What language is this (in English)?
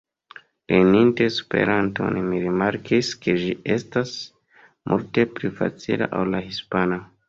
Esperanto